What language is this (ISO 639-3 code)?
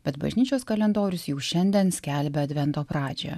lit